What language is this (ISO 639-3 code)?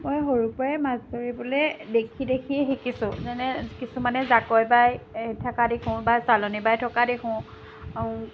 asm